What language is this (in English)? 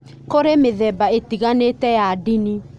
Kikuyu